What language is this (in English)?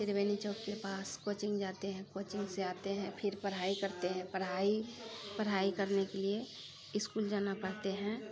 Maithili